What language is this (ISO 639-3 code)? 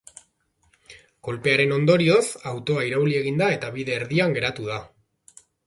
eus